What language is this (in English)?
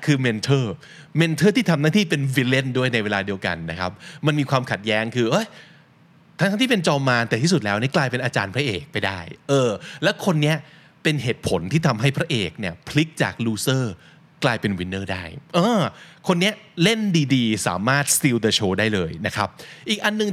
Thai